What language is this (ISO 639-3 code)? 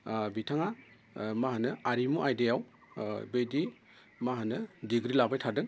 brx